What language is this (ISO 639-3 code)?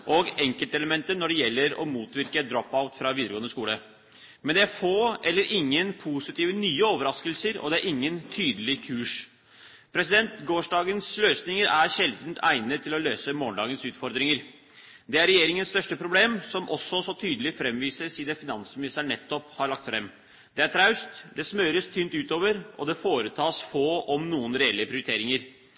nob